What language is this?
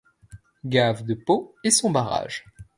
French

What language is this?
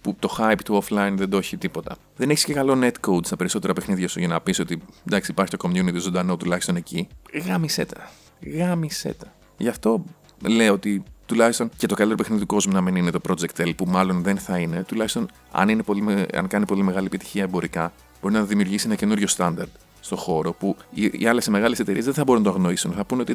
Greek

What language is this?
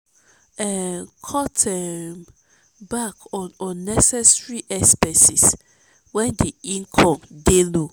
Nigerian Pidgin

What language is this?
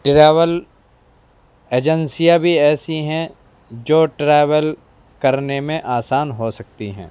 Urdu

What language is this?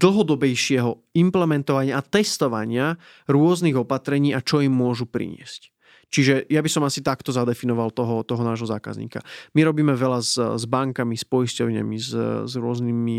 Slovak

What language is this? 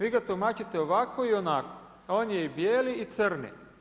Croatian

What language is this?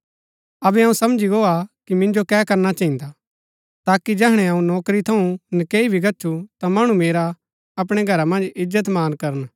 Gaddi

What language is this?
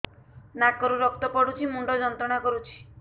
Odia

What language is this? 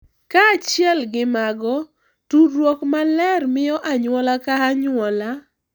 Luo (Kenya and Tanzania)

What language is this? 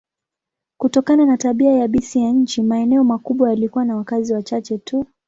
Swahili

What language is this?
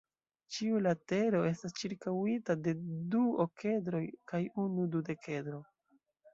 Esperanto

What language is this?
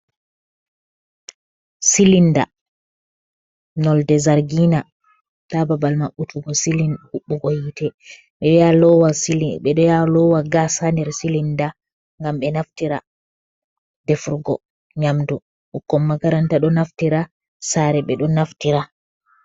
Fula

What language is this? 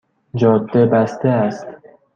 Persian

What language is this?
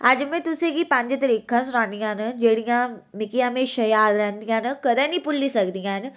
Dogri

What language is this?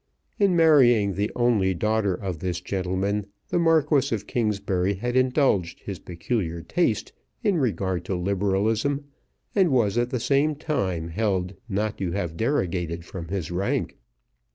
English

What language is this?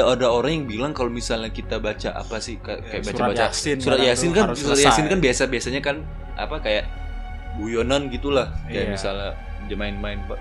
Indonesian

